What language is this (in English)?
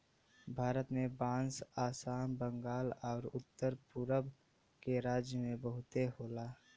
Bhojpuri